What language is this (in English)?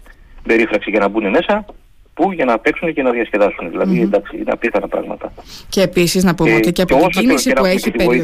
Greek